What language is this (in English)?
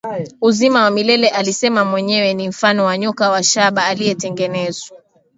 Swahili